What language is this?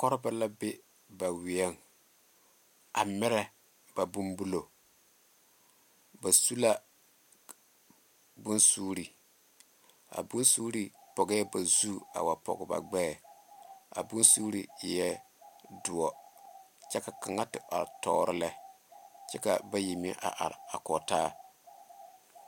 Southern Dagaare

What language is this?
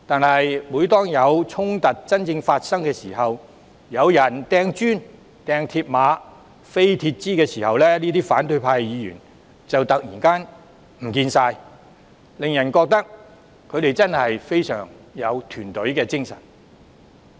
Cantonese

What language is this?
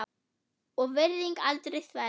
Icelandic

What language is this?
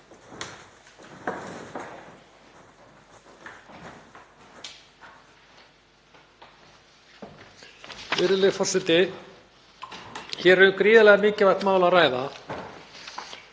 Icelandic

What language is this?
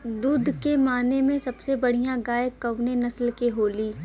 Bhojpuri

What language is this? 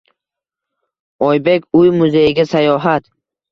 Uzbek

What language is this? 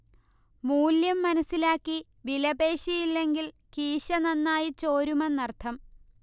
Malayalam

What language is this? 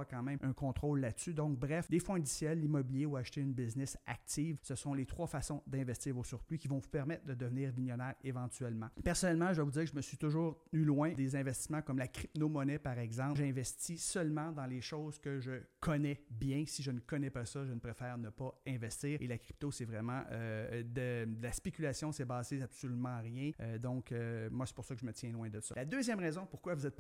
French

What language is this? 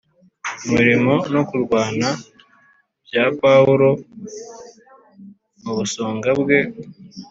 Kinyarwanda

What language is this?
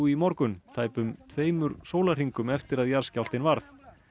Icelandic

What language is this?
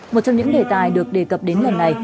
Vietnamese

